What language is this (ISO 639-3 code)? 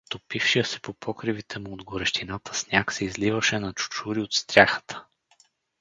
bul